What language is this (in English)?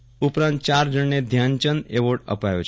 Gujarati